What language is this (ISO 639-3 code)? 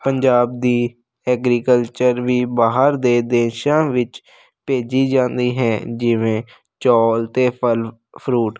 pan